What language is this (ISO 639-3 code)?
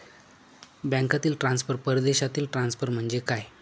mar